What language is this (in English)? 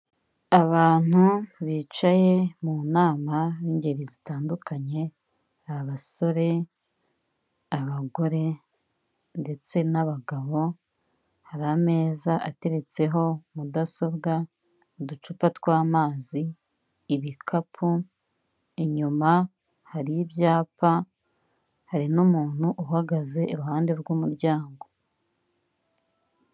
Kinyarwanda